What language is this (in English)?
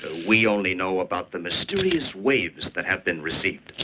English